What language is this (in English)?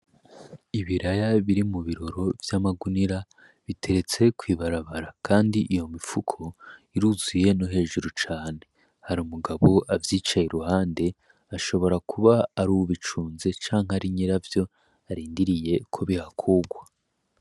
Rundi